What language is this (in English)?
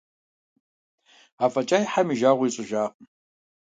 Kabardian